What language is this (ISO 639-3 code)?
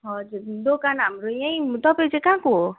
nep